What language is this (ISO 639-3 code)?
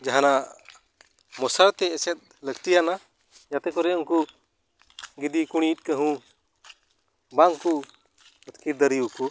sat